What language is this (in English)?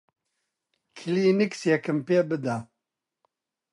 Central Kurdish